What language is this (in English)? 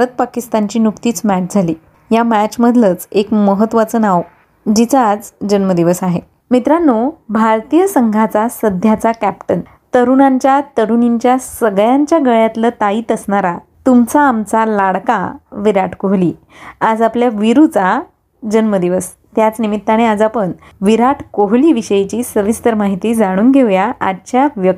Marathi